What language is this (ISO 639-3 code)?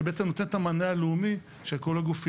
heb